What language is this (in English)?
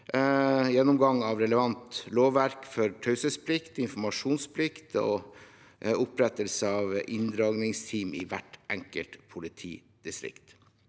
Norwegian